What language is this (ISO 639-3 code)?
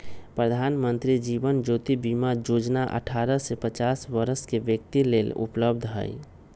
mag